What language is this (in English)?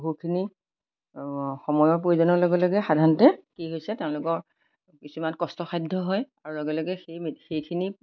Assamese